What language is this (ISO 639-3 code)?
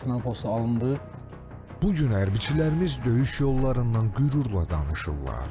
tur